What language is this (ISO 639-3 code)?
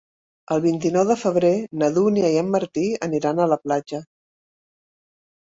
cat